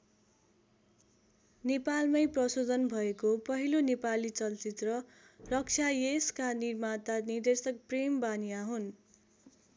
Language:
Nepali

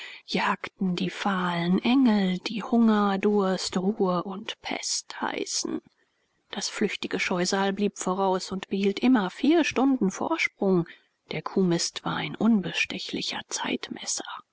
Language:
German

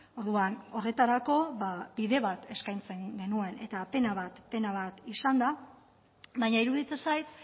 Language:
Basque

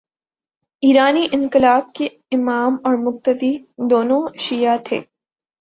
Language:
Urdu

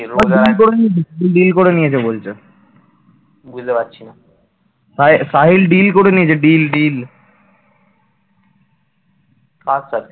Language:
Bangla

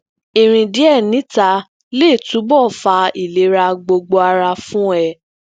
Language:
Yoruba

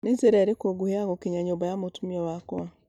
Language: Kikuyu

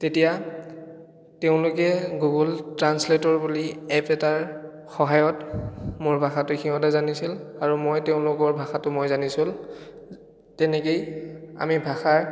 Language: Assamese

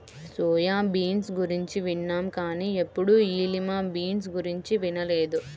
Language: Telugu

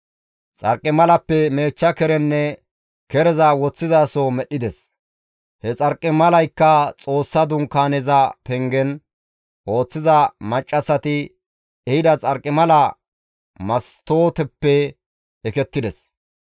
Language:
Gamo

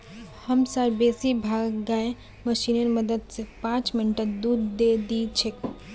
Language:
Magahi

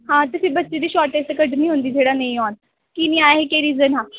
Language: Dogri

